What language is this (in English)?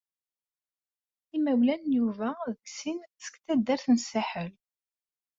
Kabyle